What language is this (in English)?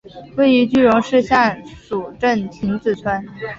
Chinese